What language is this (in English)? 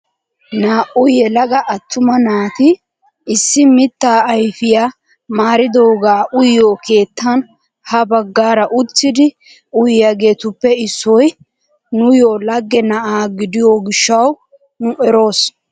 Wolaytta